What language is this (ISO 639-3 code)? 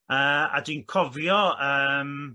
cym